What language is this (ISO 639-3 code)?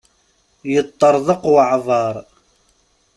kab